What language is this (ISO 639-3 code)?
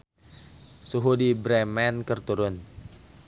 sun